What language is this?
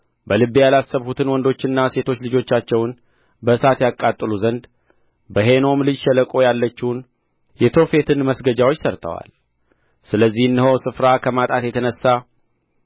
Amharic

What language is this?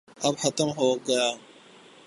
Urdu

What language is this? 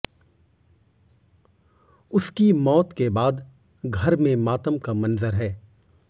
Hindi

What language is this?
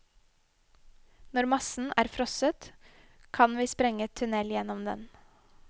Norwegian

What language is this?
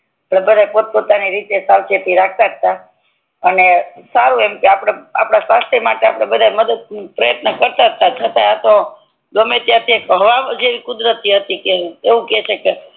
Gujarati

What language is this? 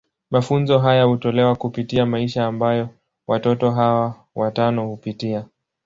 Swahili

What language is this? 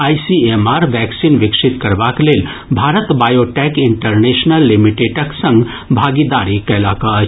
Maithili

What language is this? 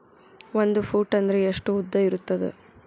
Kannada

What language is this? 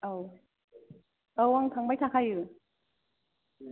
Bodo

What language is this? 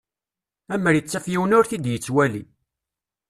Kabyle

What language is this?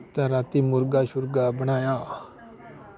Dogri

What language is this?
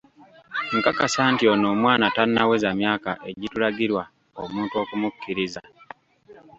Ganda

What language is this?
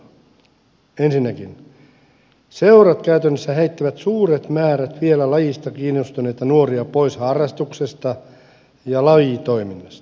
Finnish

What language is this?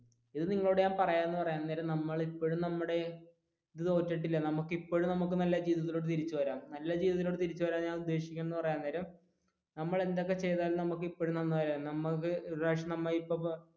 Malayalam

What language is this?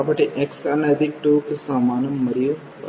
Telugu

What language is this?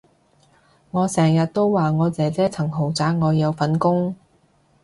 Cantonese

